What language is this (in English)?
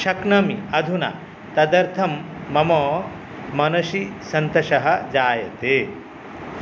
Sanskrit